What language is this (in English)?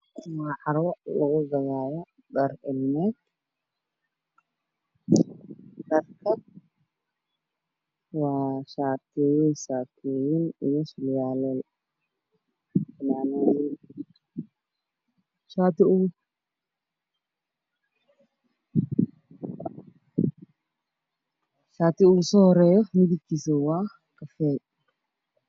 Somali